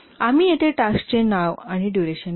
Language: Marathi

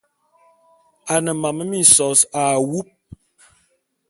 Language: Bulu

